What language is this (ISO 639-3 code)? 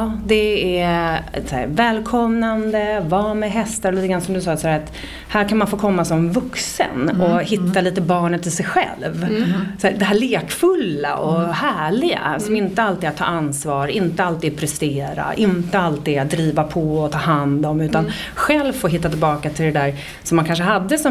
swe